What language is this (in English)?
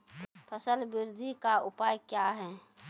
Maithili